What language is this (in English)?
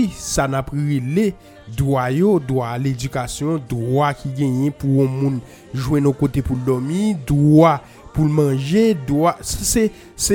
French